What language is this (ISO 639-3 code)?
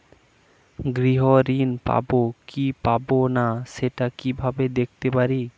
ben